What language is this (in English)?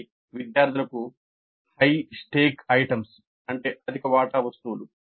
Telugu